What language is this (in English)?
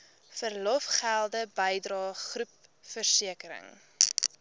Afrikaans